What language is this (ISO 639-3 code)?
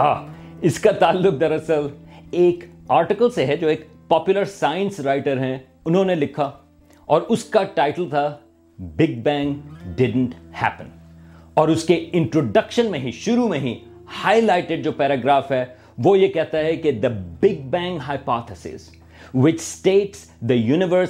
urd